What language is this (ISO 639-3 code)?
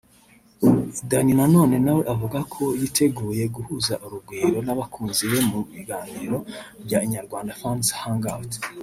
kin